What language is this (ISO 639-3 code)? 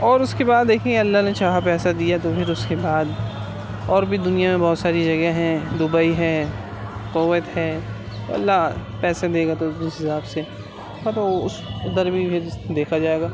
urd